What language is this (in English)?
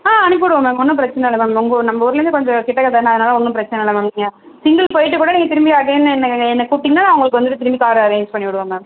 Tamil